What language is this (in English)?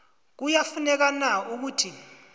South Ndebele